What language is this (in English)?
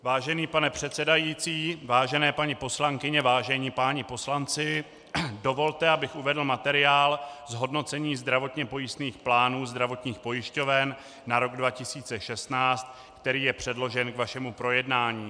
Czech